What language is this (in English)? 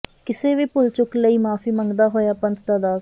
Punjabi